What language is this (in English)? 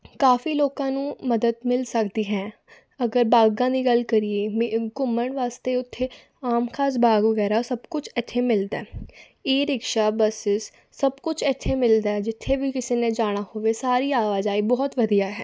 Punjabi